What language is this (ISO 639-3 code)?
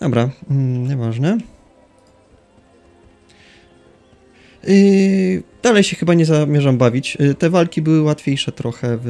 pol